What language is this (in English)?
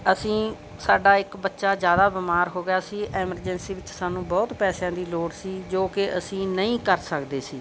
Punjabi